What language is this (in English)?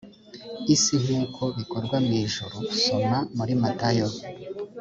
Kinyarwanda